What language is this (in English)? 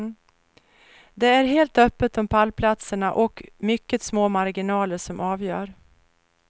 Swedish